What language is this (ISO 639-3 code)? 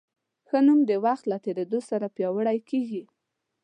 pus